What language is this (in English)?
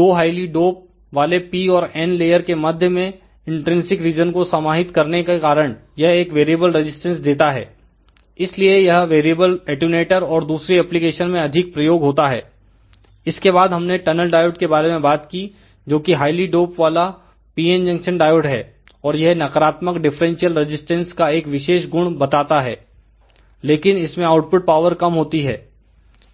Hindi